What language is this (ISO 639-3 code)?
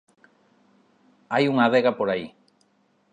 glg